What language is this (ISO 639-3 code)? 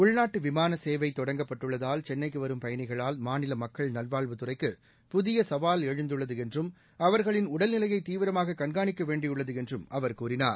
tam